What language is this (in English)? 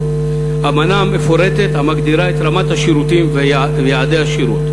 Hebrew